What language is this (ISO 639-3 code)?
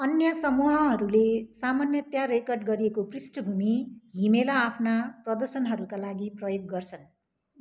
nep